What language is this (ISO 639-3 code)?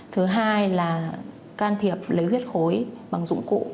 vie